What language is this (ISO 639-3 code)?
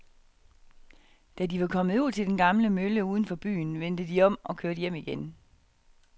dan